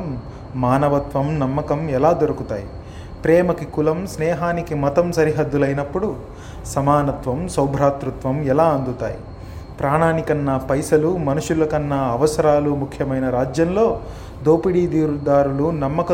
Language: Telugu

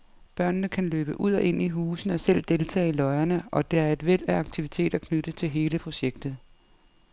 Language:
Danish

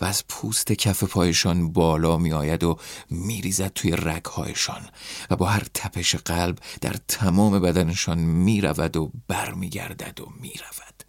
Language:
Persian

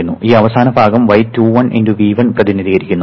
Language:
Malayalam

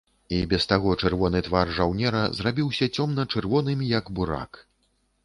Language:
Belarusian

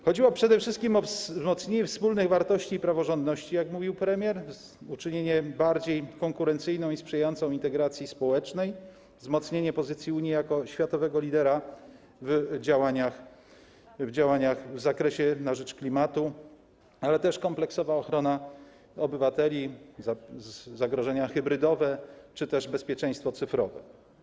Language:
Polish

